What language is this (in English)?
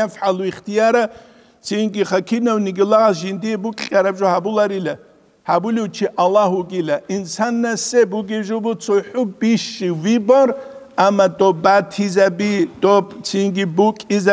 Arabic